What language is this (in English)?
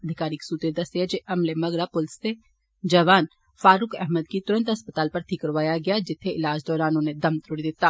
Dogri